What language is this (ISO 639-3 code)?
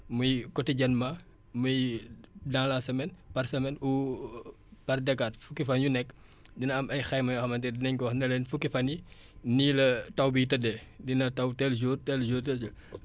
wol